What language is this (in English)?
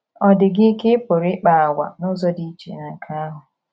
Igbo